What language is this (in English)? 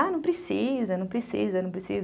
Portuguese